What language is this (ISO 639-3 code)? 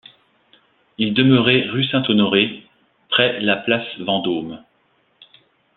fra